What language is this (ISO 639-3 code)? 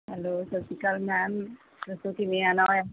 pan